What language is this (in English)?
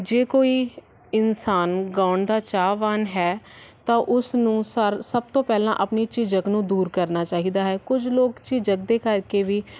Punjabi